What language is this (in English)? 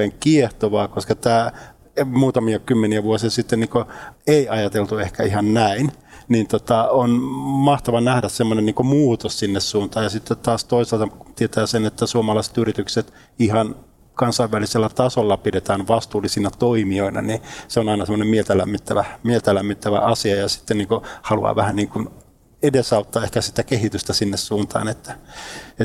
Finnish